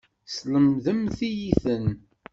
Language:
Kabyle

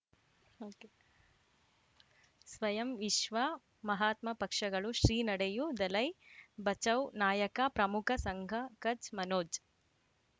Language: Kannada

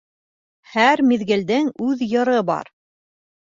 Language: Bashkir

